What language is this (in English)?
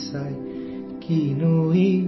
Kannada